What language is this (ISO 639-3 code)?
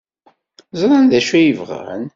kab